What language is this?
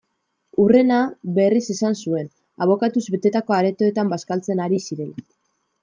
Basque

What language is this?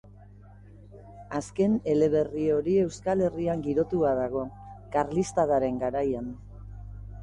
Basque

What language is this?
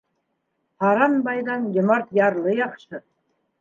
Bashkir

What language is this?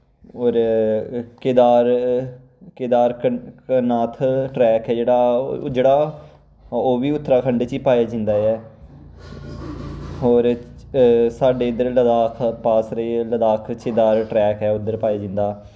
Dogri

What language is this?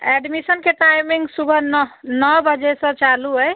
Maithili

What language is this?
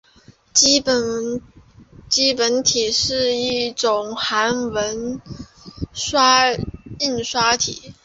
Chinese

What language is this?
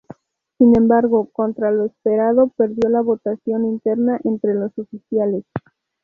Spanish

